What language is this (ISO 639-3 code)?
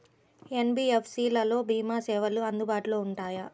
tel